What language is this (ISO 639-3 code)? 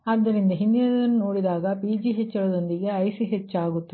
kan